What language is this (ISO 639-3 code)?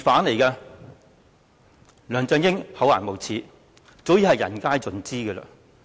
yue